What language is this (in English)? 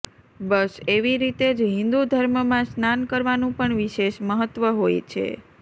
Gujarati